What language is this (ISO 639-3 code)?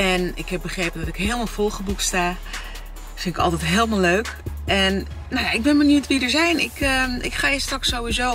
nld